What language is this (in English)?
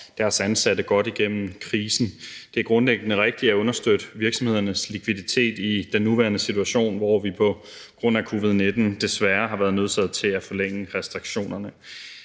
Danish